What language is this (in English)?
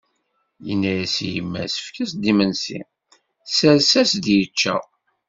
Kabyle